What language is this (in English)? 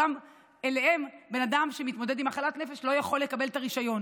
Hebrew